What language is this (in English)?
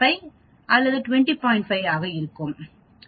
Tamil